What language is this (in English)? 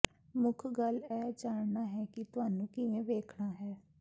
Punjabi